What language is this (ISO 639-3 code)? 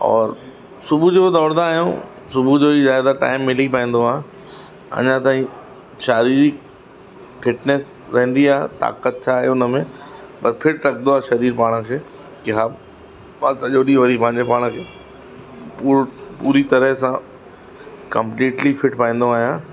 snd